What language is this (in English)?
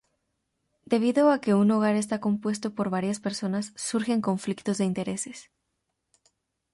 Spanish